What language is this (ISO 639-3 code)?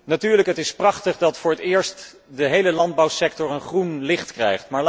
nld